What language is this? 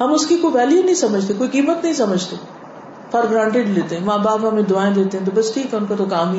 Urdu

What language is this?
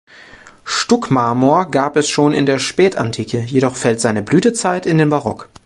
German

